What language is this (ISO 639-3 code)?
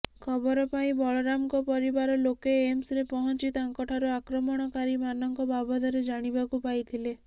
ori